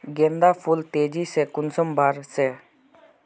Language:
Magahi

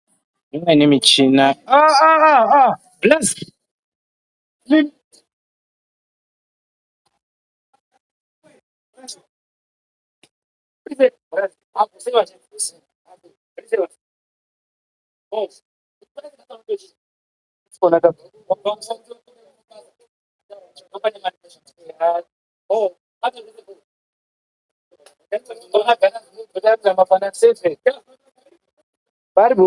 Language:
Ndau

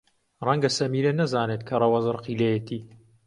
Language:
Central Kurdish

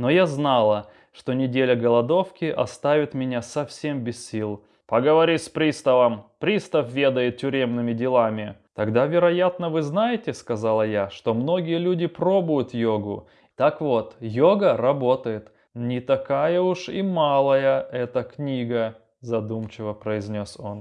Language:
Russian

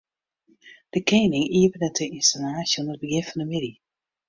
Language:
Western Frisian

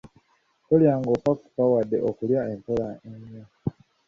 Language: Ganda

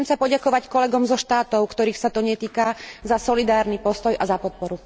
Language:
Slovak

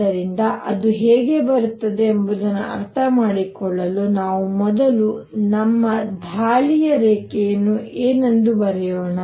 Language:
Kannada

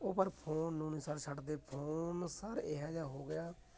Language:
Punjabi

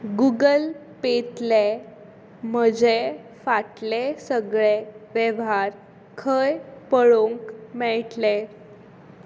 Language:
Konkani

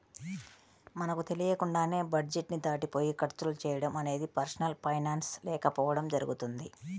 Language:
Telugu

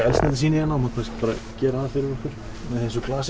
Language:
Icelandic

